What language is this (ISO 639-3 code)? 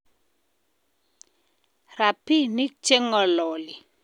kln